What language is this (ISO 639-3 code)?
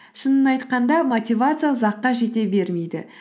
kaz